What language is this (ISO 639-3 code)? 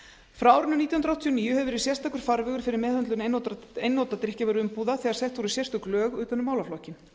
isl